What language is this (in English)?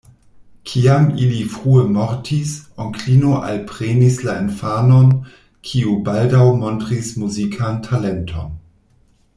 Esperanto